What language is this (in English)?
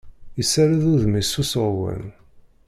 Kabyle